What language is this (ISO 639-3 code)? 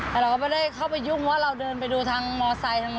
tha